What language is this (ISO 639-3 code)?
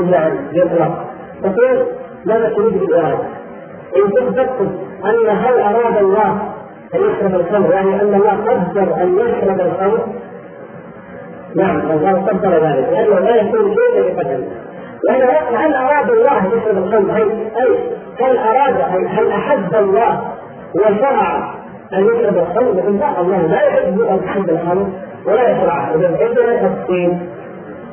ara